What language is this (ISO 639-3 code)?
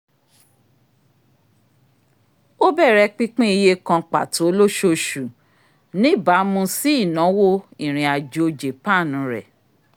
yor